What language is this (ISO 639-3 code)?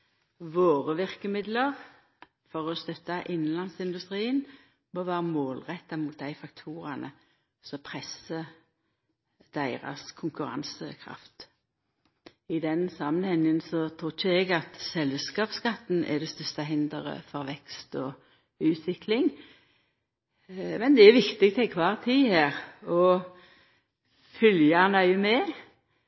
nno